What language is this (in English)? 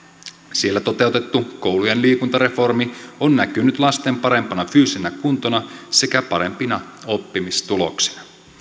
Finnish